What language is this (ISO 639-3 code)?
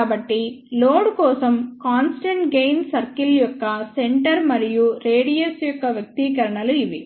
tel